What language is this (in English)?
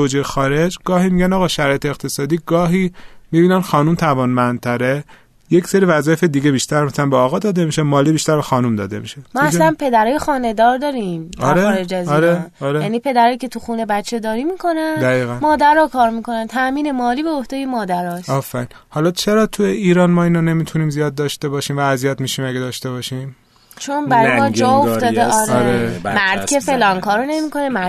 Persian